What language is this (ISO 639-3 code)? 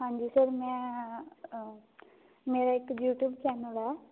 pan